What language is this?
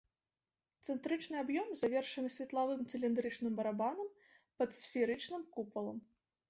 Belarusian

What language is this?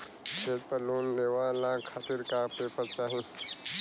Bhojpuri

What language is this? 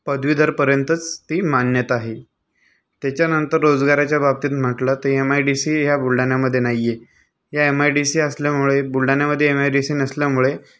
Marathi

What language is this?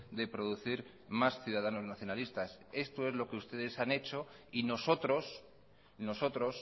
Spanish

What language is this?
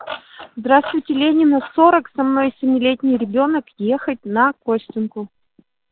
Russian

